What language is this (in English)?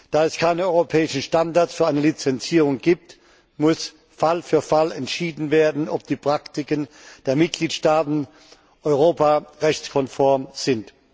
German